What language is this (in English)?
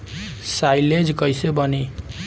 Bhojpuri